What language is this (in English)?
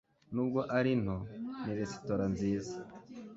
Kinyarwanda